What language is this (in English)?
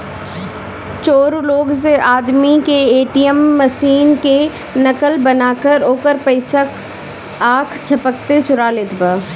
Bhojpuri